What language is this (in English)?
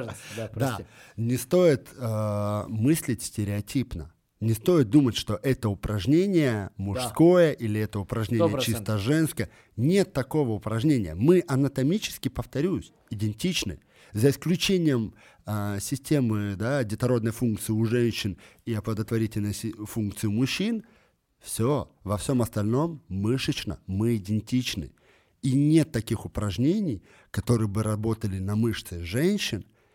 Russian